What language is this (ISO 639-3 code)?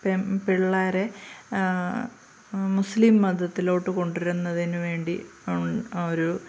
mal